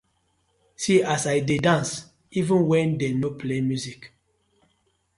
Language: Nigerian Pidgin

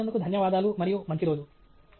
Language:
Telugu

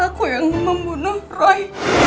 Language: Indonesian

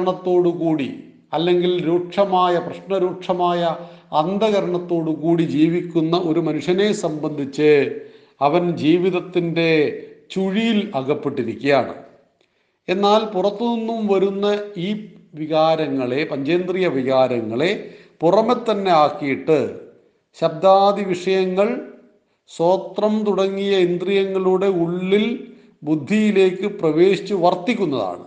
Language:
Malayalam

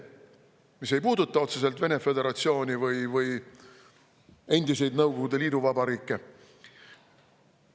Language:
Estonian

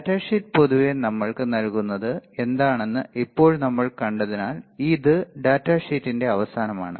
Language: Malayalam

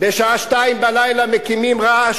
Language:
Hebrew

